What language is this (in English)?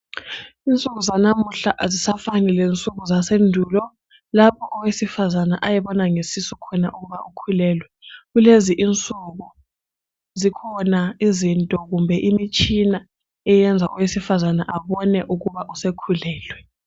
North Ndebele